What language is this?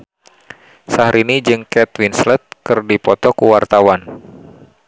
Sundanese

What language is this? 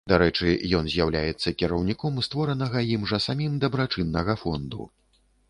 Belarusian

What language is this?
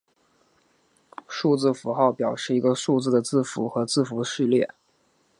Chinese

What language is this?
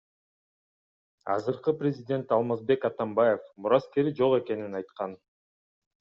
Kyrgyz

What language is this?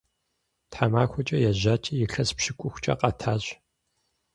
Kabardian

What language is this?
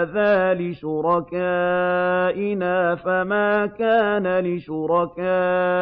Arabic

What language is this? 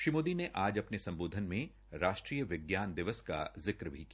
Hindi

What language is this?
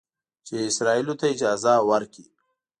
Pashto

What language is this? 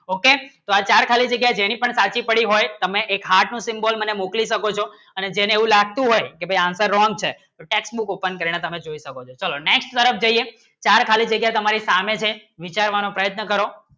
Gujarati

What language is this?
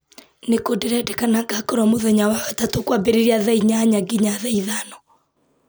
Kikuyu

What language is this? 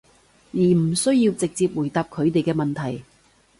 Cantonese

